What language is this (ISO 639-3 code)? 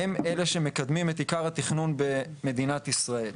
heb